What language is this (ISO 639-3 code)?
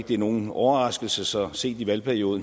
dan